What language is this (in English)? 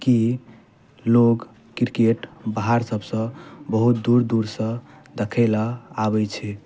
Maithili